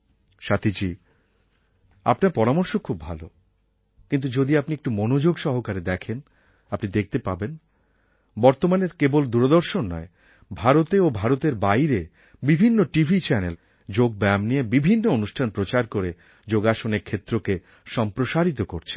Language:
Bangla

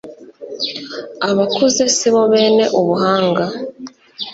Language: Kinyarwanda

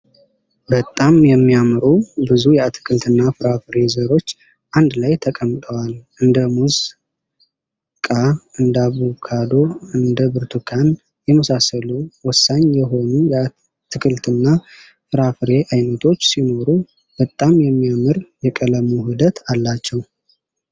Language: Amharic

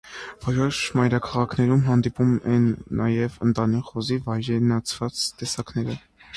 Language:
Armenian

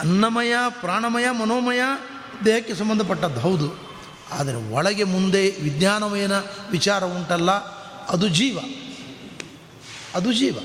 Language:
Kannada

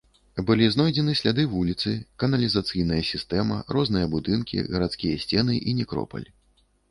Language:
Belarusian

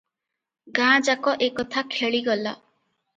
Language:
Odia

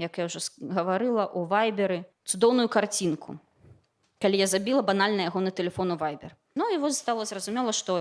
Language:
Russian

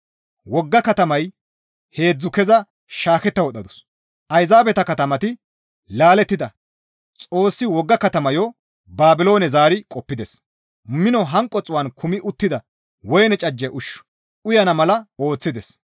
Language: Gamo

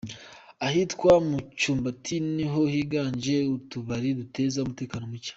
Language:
Kinyarwanda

